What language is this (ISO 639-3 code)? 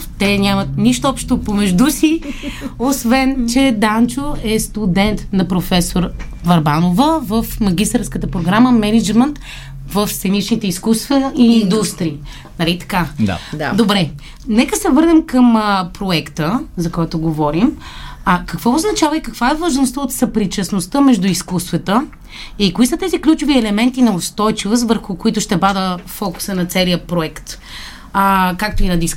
bul